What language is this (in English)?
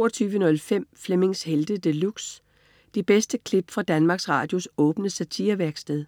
Danish